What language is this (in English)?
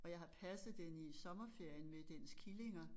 Danish